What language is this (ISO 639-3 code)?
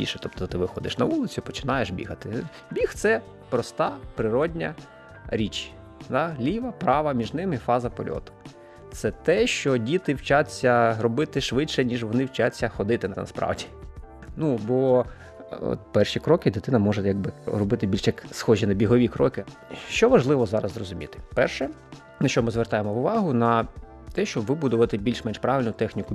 ukr